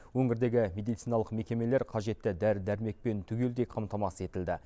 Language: Kazakh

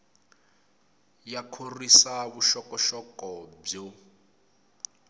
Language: Tsonga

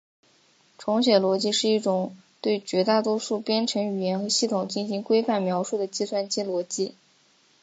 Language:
Chinese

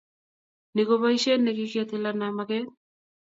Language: Kalenjin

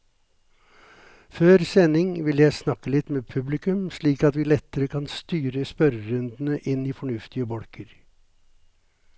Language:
Norwegian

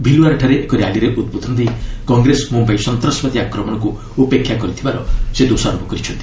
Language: Odia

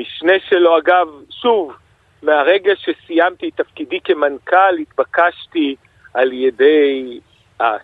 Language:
Hebrew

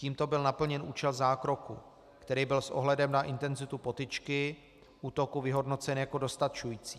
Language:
Czech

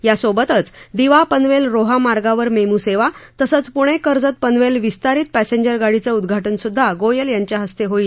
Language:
Marathi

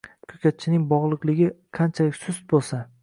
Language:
Uzbek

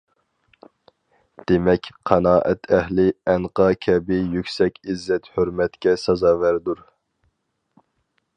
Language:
Uyghur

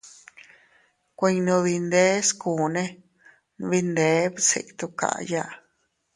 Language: Teutila Cuicatec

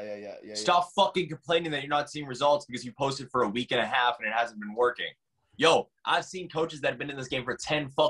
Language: English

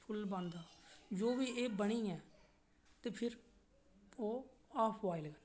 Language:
Dogri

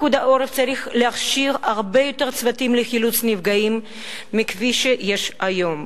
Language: Hebrew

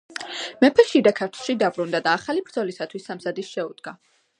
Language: Georgian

